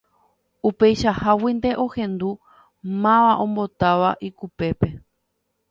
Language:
Guarani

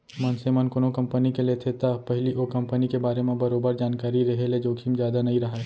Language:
Chhattisgarhi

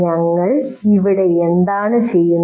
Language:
Malayalam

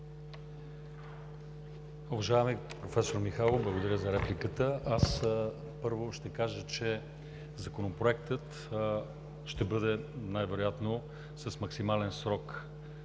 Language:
Bulgarian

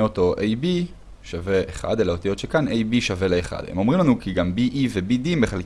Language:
Hebrew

